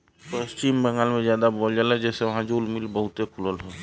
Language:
Bhojpuri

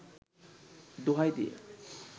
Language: Bangla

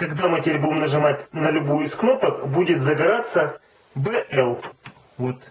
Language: Russian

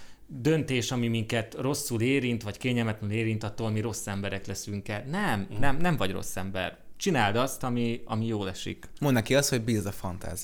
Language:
Hungarian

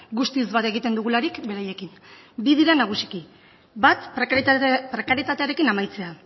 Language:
Basque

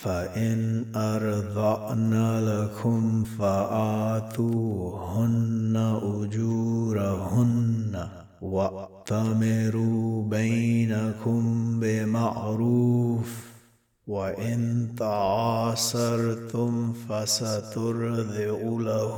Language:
Arabic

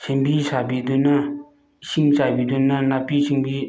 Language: Manipuri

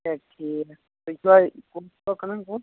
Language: Kashmiri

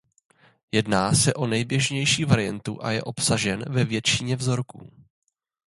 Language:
Czech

